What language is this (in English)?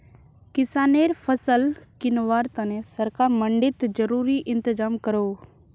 Magahi